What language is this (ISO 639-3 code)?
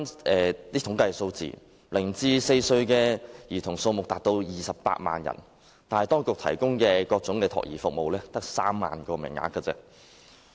yue